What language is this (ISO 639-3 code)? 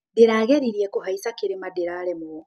kik